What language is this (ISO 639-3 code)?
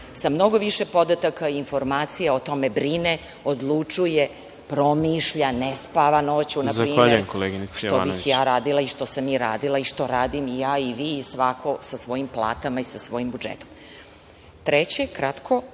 srp